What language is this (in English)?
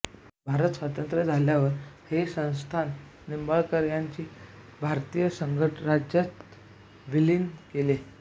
Marathi